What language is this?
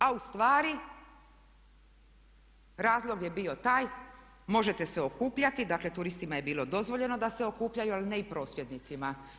Croatian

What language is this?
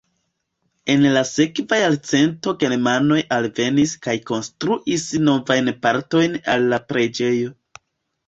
Esperanto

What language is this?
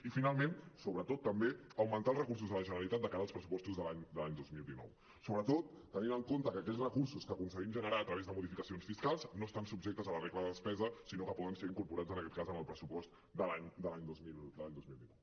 Catalan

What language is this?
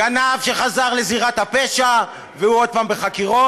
Hebrew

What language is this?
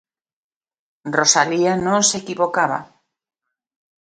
Galician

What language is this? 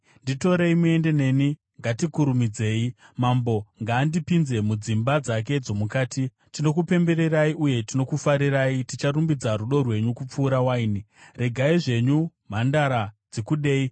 Shona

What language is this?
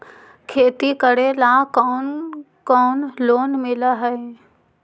Magahi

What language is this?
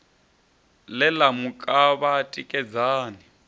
Venda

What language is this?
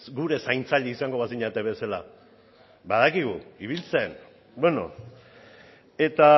Basque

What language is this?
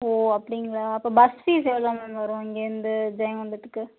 Tamil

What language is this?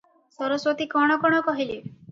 Odia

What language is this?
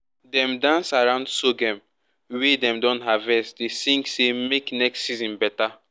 Nigerian Pidgin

